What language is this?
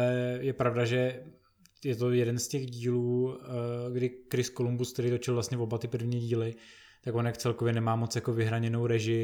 Czech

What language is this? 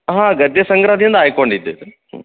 Kannada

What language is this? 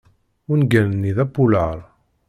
Kabyle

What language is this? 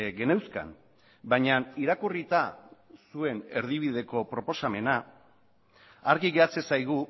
Basque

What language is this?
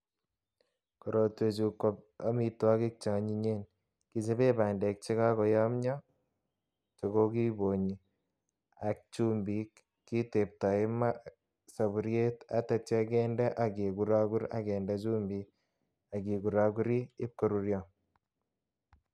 Kalenjin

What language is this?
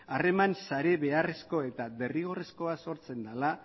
Basque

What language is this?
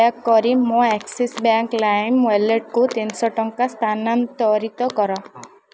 Odia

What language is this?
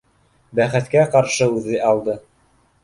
Bashkir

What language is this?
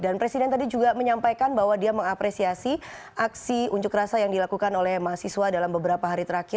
Indonesian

